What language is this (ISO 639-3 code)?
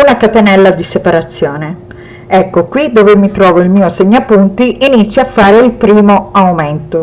ita